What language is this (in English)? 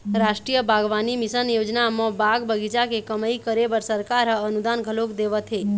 Chhattisgarhi